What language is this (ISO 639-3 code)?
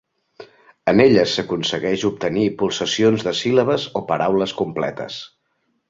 cat